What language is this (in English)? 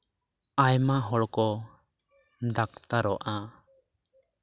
Santali